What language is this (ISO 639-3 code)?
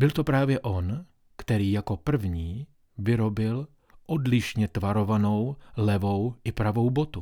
ces